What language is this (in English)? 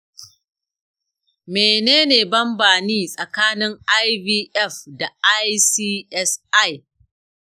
Hausa